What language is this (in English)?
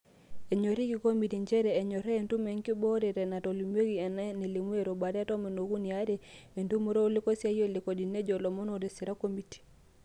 Masai